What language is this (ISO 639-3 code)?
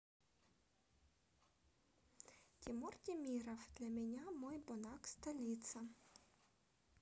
rus